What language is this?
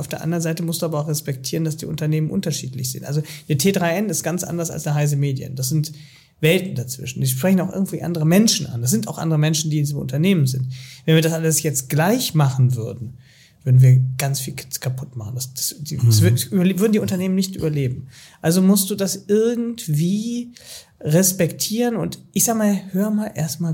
German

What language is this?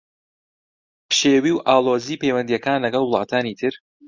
Central Kurdish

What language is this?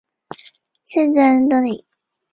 Chinese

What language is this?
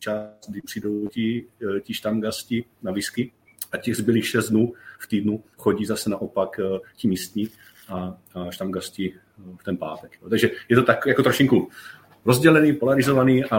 Czech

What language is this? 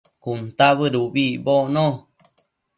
Matsés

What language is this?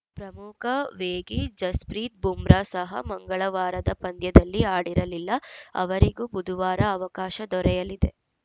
Kannada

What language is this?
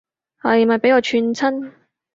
Cantonese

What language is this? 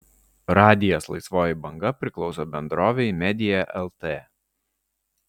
Lithuanian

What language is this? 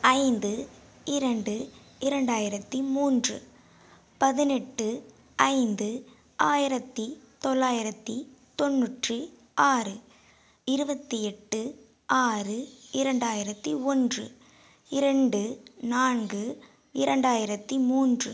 Tamil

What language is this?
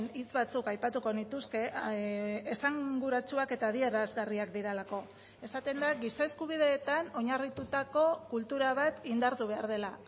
Basque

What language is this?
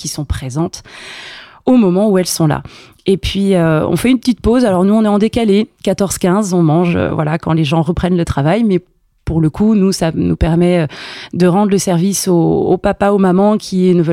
French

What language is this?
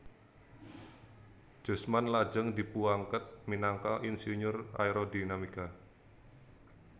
Javanese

